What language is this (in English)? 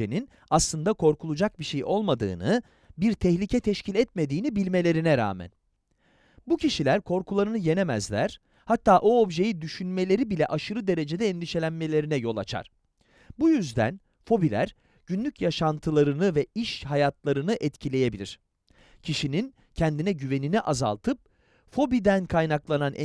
Turkish